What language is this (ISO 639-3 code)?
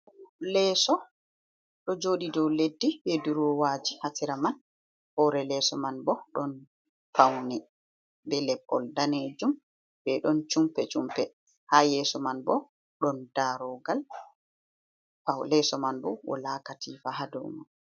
ful